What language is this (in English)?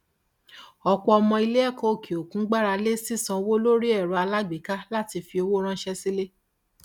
Yoruba